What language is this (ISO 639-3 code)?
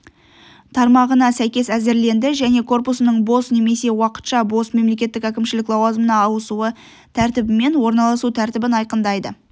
kaz